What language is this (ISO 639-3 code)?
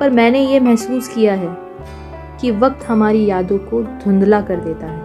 hin